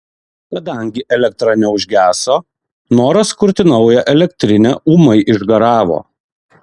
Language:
Lithuanian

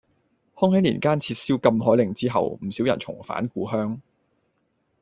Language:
Cantonese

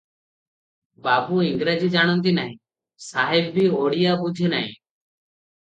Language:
Odia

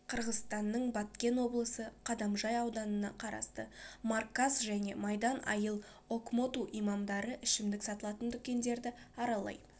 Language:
Kazakh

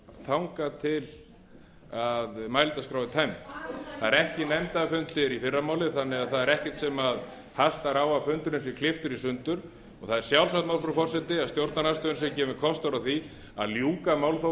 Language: Icelandic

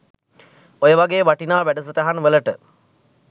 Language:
Sinhala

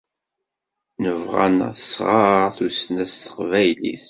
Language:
Kabyle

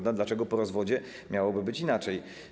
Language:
Polish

